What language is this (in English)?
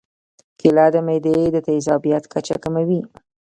Pashto